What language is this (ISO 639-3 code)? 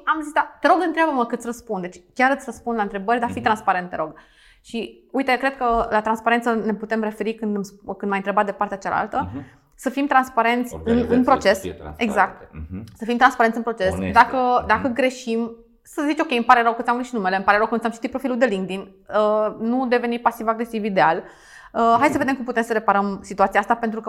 ron